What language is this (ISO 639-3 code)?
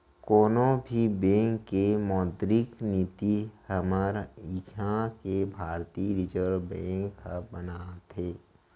hne